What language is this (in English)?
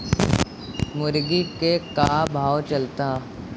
Bhojpuri